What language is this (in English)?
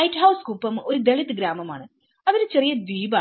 Malayalam